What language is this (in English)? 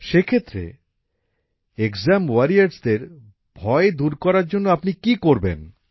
Bangla